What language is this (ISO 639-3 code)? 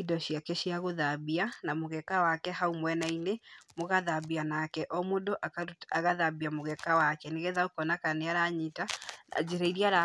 kik